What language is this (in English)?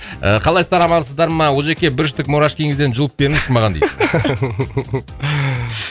Kazakh